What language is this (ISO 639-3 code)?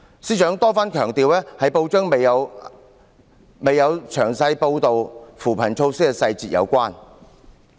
yue